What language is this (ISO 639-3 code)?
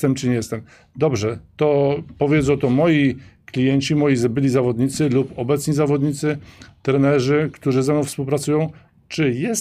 pol